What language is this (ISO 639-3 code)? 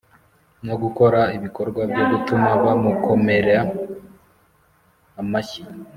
kin